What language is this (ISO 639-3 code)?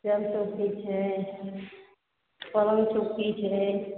mai